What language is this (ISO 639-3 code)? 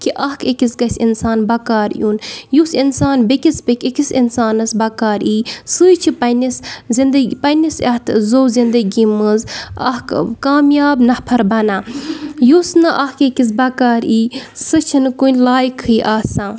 kas